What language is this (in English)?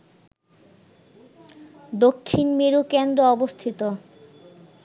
Bangla